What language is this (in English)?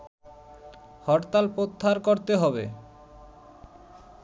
Bangla